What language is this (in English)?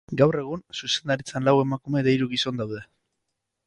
Basque